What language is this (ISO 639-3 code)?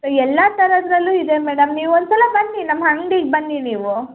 kan